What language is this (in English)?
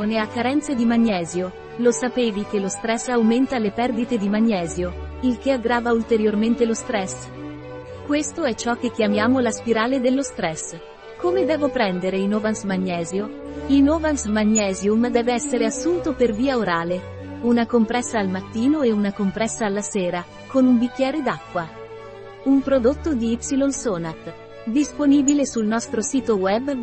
Italian